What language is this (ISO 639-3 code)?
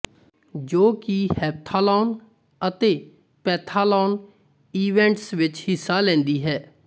pan